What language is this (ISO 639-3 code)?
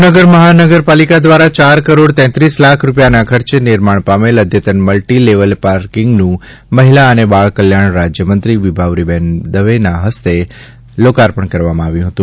guj